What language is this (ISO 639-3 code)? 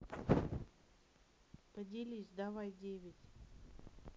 rus